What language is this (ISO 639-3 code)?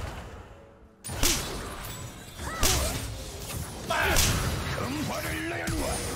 kor